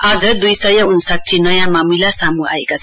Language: Nepali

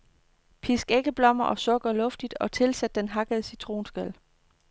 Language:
Danish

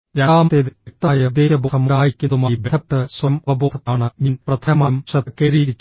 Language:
Malayalam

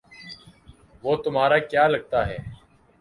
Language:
Urdu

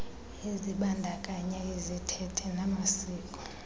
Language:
Xhosa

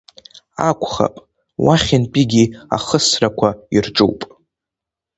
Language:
Abkhazian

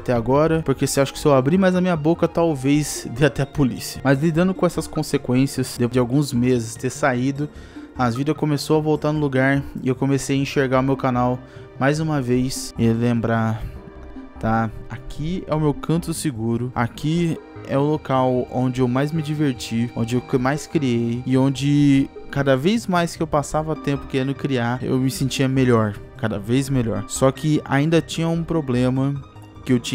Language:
Portuguese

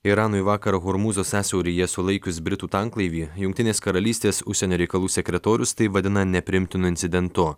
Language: Lithuanian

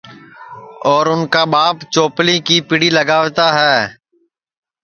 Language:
Sansi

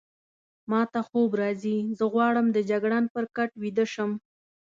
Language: Pashto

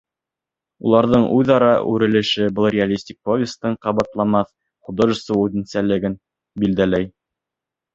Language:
Bashkir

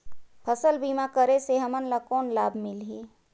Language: Chhattisgarhi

